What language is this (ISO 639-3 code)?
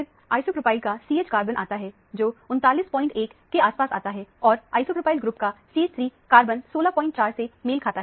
hin